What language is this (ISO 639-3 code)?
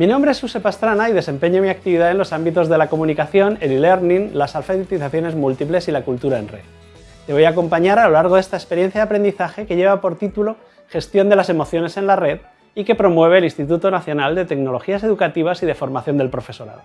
spa